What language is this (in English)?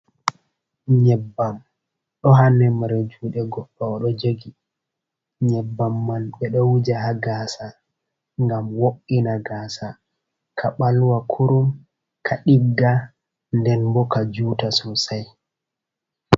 Fula